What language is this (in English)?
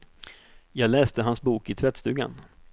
Swedish